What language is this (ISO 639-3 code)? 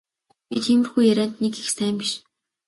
mon